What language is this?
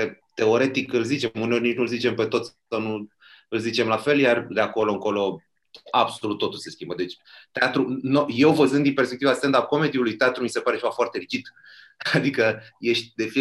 Romanian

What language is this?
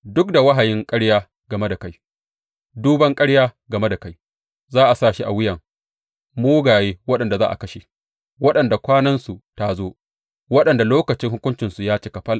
Hausa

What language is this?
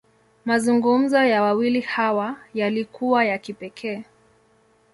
Swahili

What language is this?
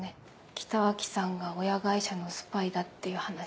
Japanese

